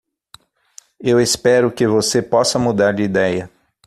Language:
Portuguese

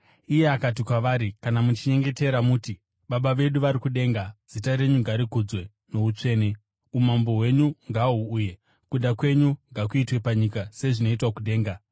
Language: Shona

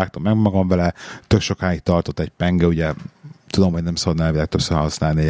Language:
Hungarian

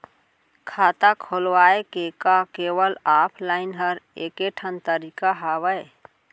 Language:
Chhattisgarhi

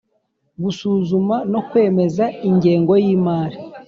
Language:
Kinyarwanda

